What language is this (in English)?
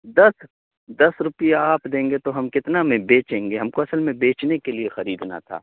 Urdu